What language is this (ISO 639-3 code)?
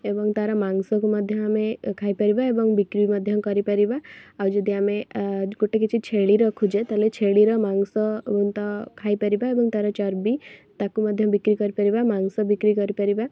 ori